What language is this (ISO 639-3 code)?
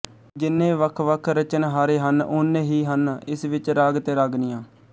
pan